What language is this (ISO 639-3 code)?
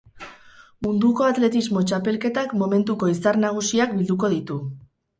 eus